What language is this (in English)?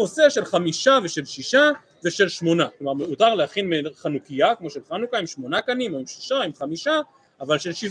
Hebrew